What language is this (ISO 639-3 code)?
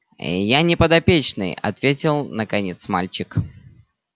rus